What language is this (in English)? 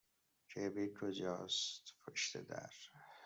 Persian